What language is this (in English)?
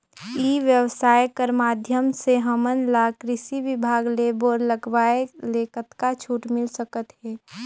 Chhattisgarhi